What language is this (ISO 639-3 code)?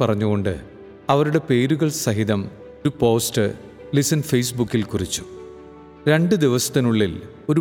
mal